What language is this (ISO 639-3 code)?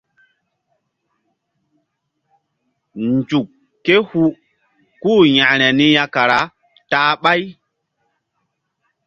mdd